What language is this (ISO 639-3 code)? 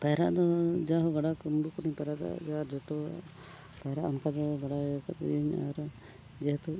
sat